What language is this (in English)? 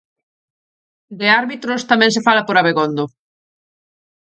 Galician